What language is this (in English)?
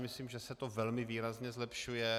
Czech